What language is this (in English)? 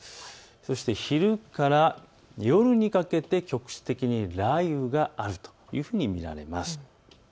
Japanese